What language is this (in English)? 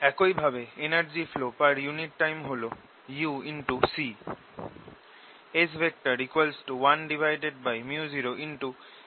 Bangla